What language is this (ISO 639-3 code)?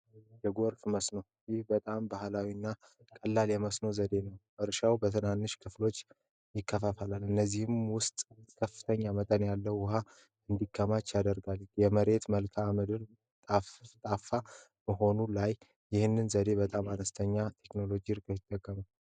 amh